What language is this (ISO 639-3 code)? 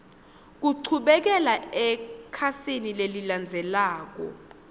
ssw